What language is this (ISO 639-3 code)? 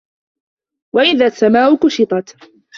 ara